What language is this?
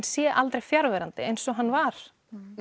Icelandic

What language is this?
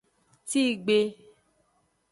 Aja (Benin)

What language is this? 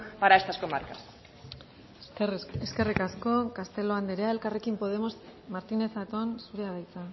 Basque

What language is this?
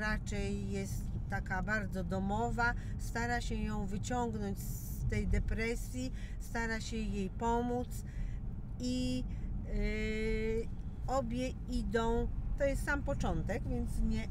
Polish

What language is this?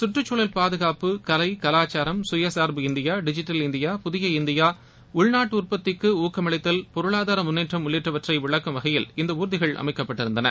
Tamil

